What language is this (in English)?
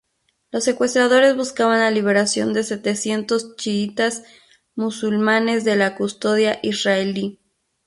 Spanish